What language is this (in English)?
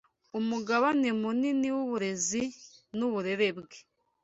Kinyarwanda